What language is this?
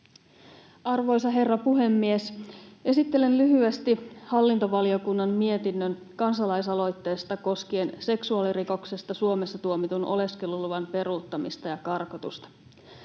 Finnish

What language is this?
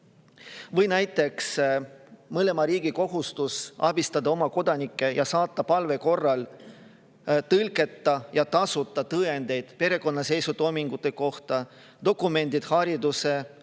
Estonian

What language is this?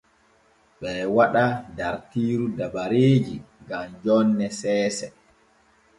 Borgu Fulfulde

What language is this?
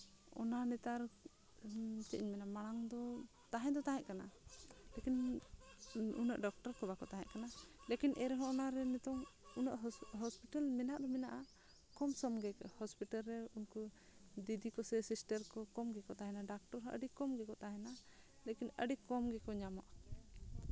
Santali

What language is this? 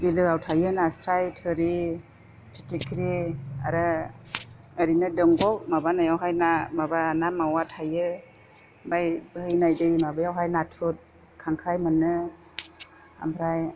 Bodo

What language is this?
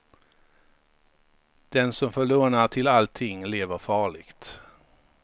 Swedish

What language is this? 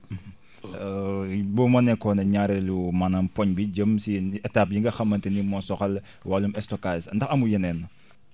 Wolof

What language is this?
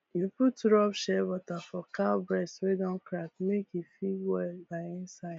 Nigerian Pidgin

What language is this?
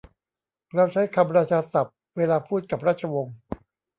Thai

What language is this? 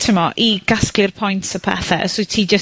Welsh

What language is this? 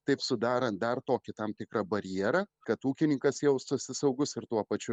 Lithuanian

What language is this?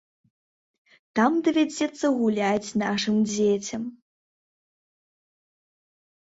Belarusian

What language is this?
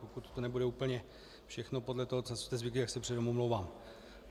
Czech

